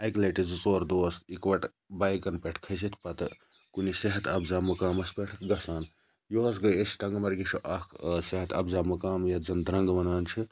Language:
Kashmiri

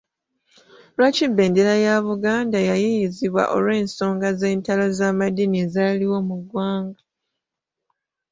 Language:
Ganda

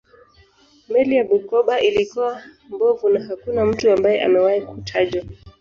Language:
Swahili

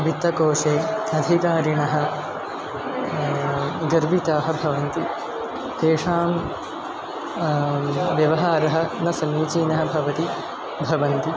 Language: Sanskrit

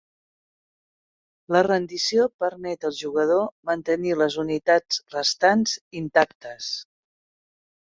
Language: Catalan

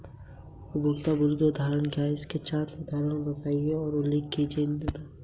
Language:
Hindi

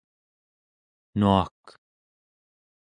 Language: Central Yupik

